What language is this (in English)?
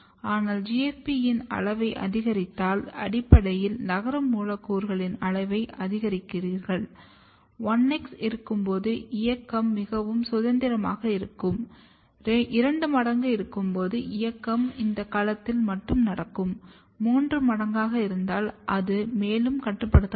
Tamil